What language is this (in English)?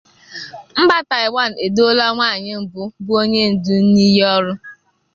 Igbo